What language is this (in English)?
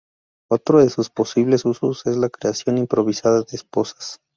Spanish